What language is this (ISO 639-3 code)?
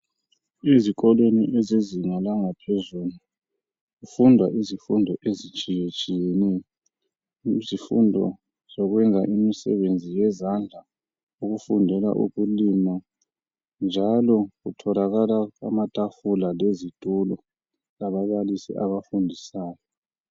nde